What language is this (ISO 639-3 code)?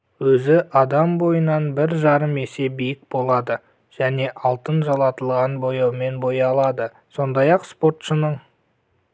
kaz